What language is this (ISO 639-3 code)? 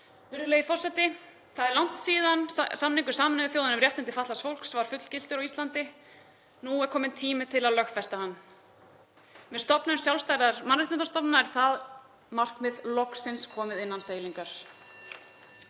isl